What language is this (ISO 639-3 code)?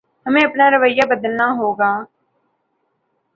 urd